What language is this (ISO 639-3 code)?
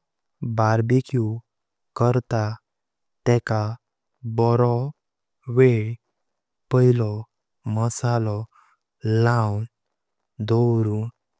kok